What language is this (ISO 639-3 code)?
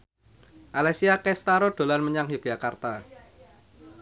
jav